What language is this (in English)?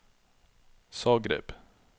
Norwegian